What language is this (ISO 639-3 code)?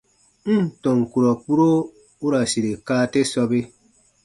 bba